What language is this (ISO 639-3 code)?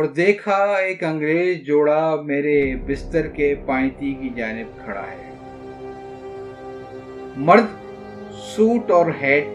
urd